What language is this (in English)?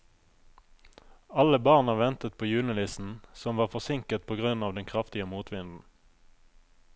Norwegian